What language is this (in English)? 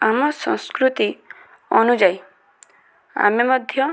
Odia